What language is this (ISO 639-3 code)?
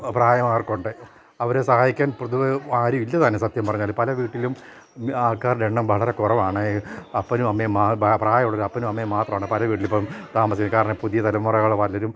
mal